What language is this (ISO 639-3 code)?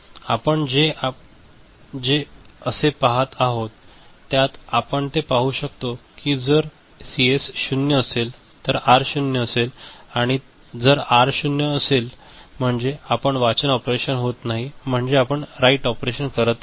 mar